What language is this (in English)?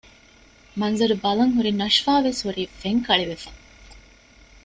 Divehi